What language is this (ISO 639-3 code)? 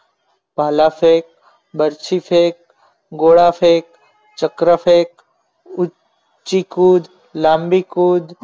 guj